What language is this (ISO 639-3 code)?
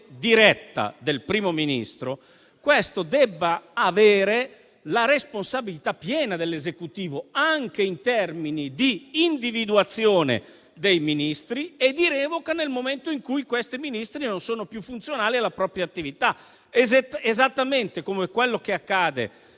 ita